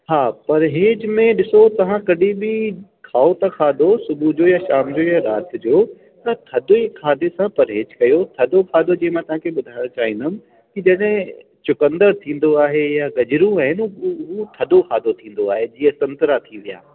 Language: Sindhi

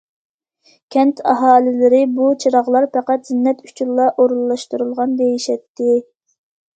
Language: Uyghur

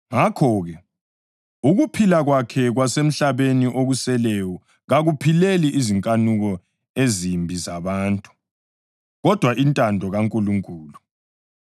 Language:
North Ndebele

